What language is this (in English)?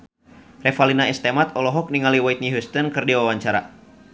Sundanese